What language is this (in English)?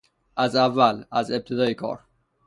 Persian